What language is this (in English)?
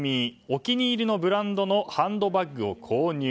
Japanese